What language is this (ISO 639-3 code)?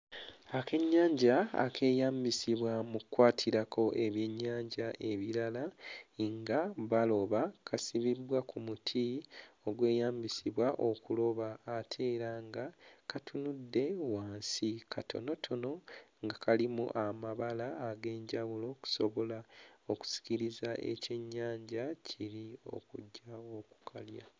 lug